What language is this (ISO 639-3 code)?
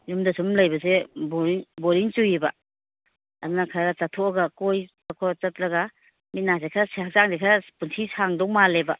mni